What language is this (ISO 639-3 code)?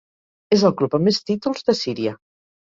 cat